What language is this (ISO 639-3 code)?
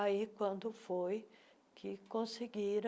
por